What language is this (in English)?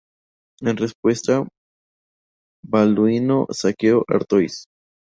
Spanish